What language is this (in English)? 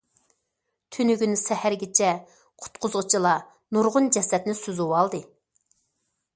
Uyghur